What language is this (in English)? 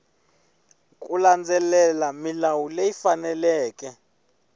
Tsonga